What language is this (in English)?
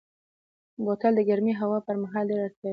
Pashto